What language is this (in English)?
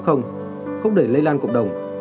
Vietnamese